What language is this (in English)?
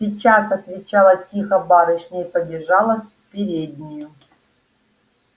Russian